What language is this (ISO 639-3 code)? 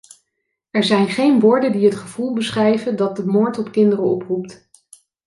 nld